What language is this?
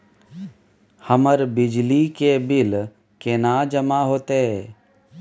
Maithili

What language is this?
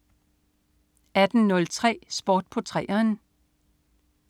Danish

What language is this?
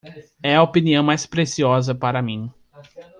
Portuguese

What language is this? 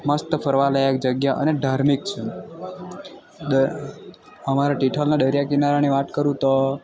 Gujarati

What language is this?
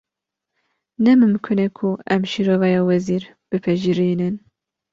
Kurdish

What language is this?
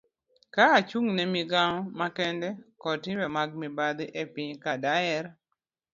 Luo (Kenya and Tanzania)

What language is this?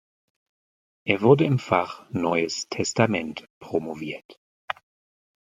German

